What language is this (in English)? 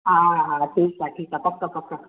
Sindhi